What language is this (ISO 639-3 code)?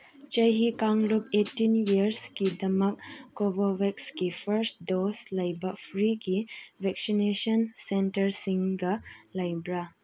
mni